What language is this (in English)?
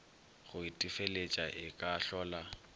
Northern Sotho